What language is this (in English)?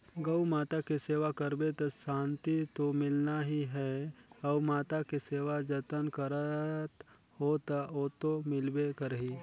Chhattisgarhi